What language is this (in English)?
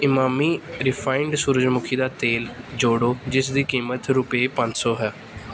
Punjabi